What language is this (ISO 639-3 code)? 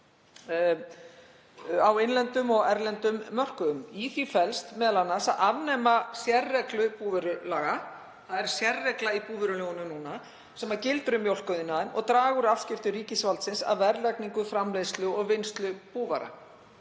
isl